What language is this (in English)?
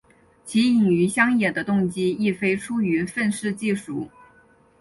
Chinese